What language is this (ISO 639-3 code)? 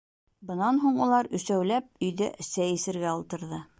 bak